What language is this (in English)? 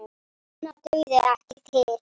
Icelandic